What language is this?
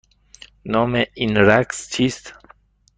Persian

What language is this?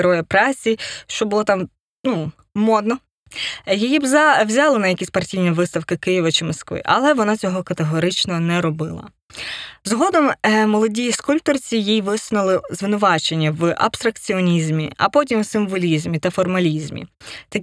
Ukrainian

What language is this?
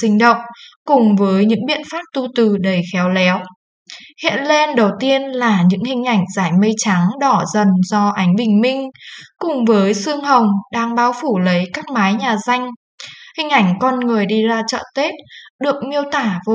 Vietnamese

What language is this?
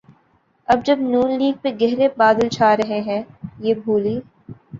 Urdu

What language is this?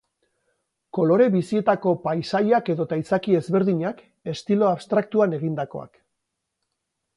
Basque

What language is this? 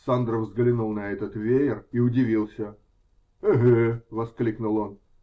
Russian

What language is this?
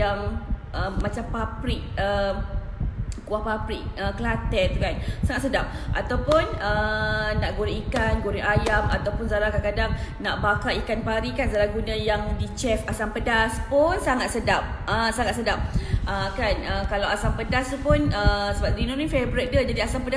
Malay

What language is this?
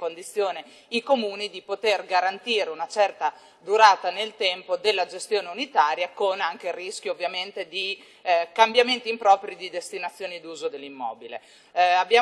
Italian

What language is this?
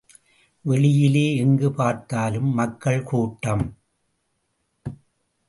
Tamil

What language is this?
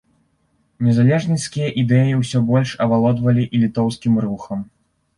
Belarusian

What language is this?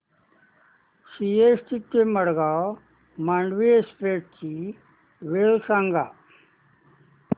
Marathi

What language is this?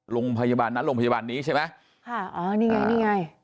Thai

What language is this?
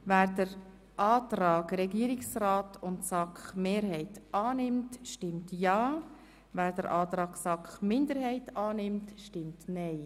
Swiss German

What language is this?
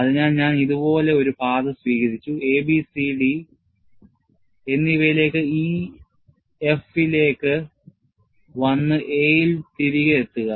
Malayalam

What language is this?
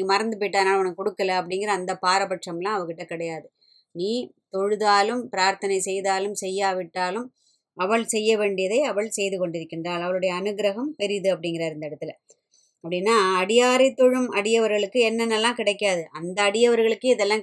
Tamil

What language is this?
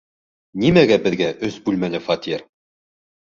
Bashkir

